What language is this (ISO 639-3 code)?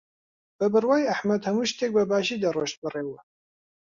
ckb